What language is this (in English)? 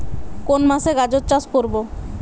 Bangla